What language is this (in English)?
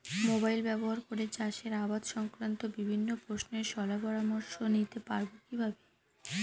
Bangla